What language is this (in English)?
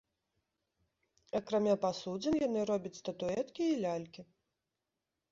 Belarusian